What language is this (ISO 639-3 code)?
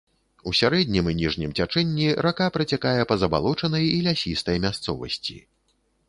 bel